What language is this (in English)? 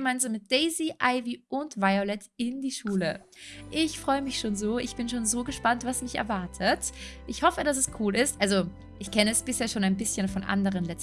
German